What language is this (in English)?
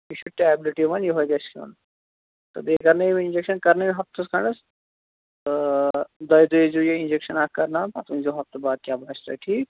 Kashmiri